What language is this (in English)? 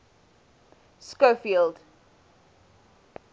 English